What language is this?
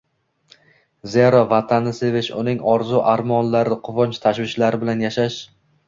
Uzbek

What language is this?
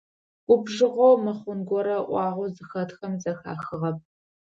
Adyghe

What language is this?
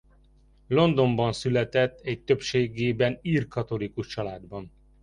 Hungarian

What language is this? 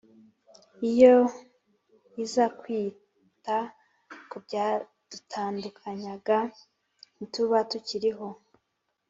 Kinyarwanda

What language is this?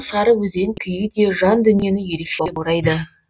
Kazakh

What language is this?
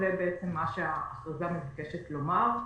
Hebrew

